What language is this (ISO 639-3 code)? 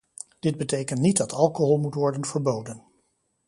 nld